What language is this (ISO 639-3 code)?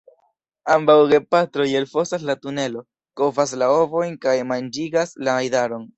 epo